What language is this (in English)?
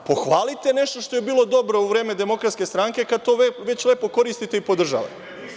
Serbian